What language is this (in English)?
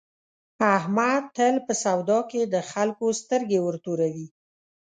Pashto